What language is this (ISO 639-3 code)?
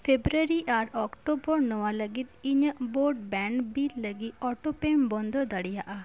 sat